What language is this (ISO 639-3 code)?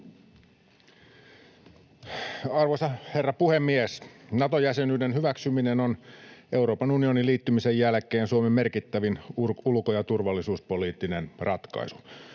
fin